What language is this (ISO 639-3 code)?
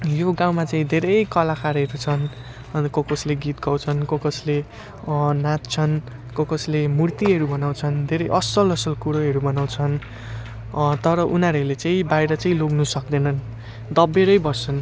nep